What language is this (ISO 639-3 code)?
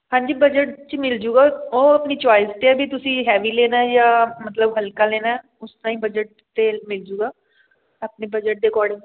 pan